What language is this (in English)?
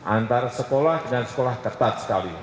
Indonesian